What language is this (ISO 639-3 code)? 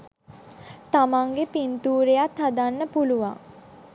sin